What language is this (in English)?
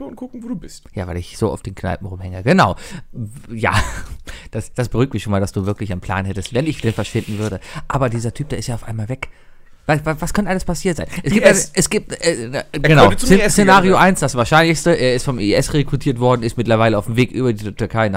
German